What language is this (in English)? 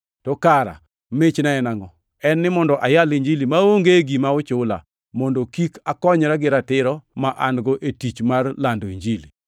Luo (Kenya and Tanzania)